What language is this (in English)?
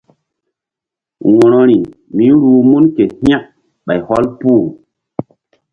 Mbum